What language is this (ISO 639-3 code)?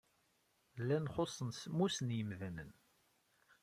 kab